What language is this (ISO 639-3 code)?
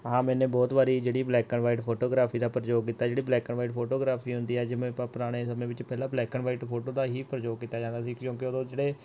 pan